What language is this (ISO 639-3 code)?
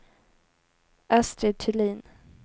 swe